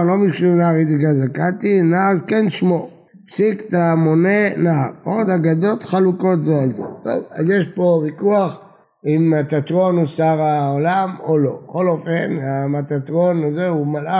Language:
Hebrew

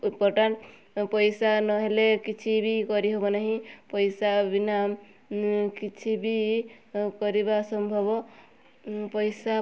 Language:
Odia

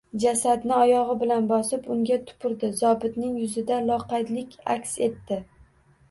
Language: Uzbek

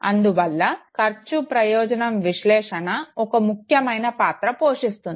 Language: Telugu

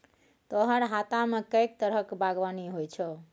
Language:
Maithili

